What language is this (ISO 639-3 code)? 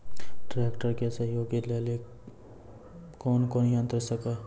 mai